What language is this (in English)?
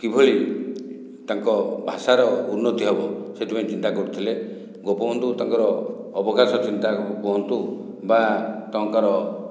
Odia